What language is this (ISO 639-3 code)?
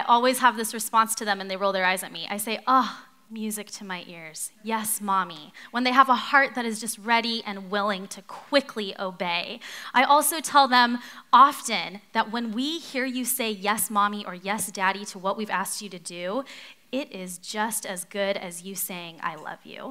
eng